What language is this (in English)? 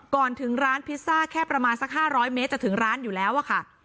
Thai